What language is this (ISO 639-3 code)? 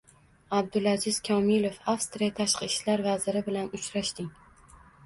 uzb